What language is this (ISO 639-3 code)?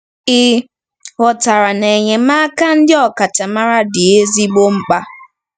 ibo